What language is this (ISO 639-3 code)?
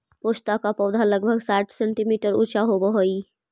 mag